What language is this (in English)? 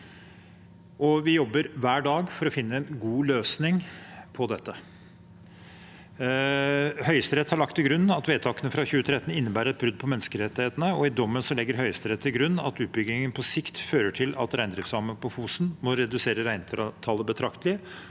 Norwegian